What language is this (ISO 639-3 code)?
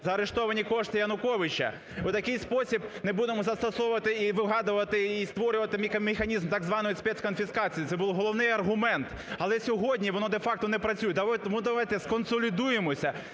ukr